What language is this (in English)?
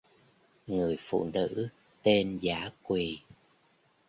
Vietnamese